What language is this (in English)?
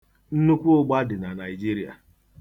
Igbo